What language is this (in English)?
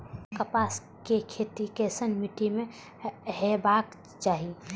Maithili